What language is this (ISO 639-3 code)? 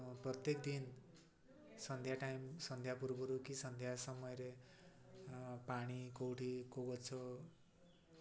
ori